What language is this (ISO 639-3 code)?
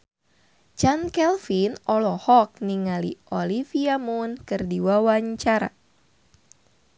sun